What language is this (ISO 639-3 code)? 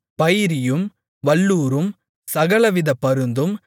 tam